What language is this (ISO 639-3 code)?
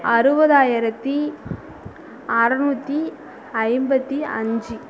tam